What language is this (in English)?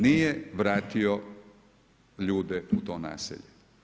Croatian